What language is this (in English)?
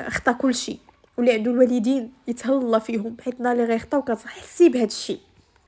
Arabic